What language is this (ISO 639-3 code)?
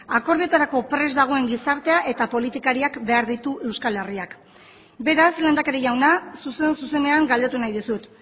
eus